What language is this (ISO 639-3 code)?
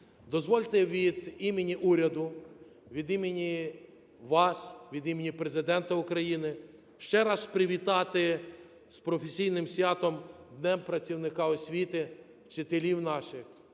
ukr